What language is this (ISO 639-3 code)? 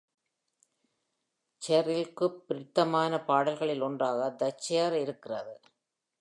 tam